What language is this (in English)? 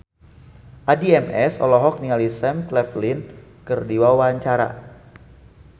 Sundanese